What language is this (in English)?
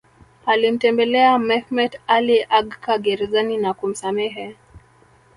Swahili